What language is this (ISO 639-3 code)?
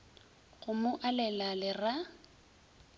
nso